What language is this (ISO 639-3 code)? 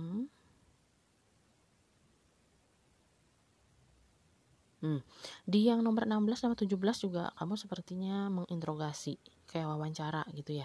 ind